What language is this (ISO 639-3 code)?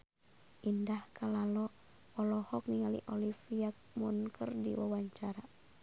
sun